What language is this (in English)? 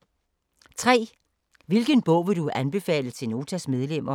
Danish